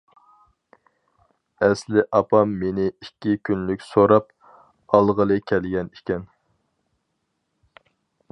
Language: Uyghur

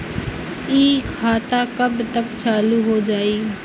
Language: Bhojpuri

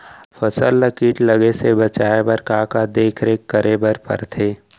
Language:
Chhattisgarhi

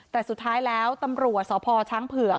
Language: Thai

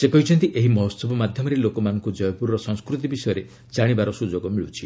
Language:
Odia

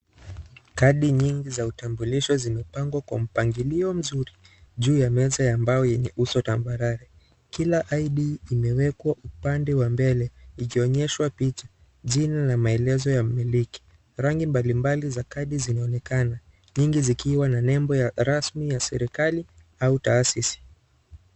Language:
Swahili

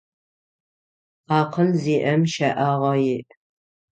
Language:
Adyghe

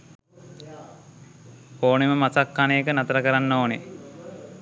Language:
Sinhala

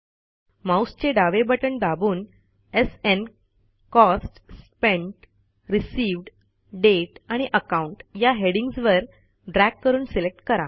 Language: Marathi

